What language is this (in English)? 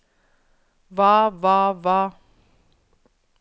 Norwegian